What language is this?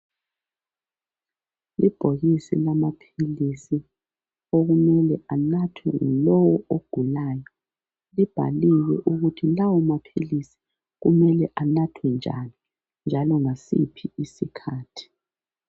North Ndebele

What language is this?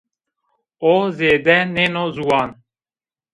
Zaza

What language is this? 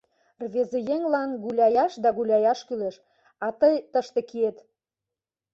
Mari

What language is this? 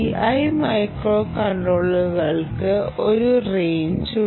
Malayalam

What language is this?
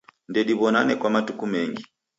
Taita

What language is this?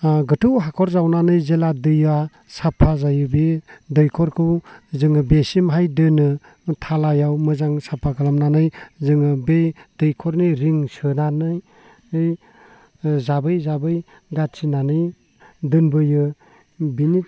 Bodo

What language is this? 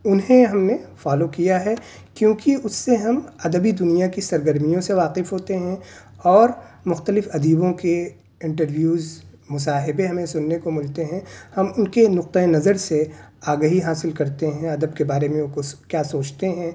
Urdu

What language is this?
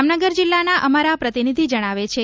Gujarati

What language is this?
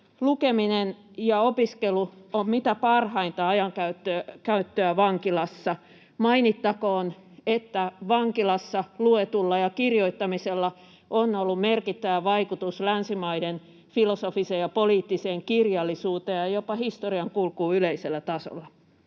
Finnish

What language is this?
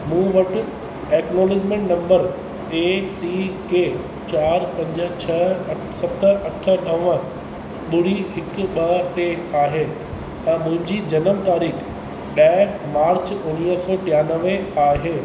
Sindhi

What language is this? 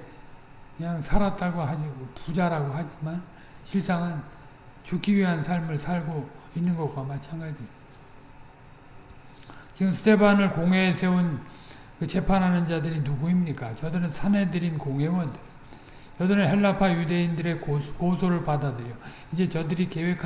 Korean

